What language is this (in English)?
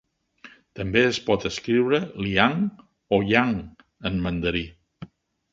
Catalan